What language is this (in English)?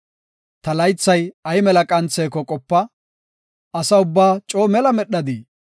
Gofa